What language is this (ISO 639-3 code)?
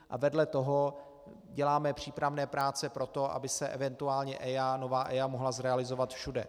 ces